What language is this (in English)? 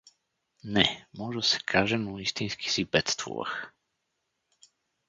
Bulgarian